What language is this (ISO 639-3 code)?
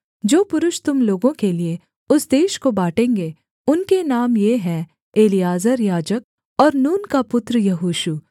hin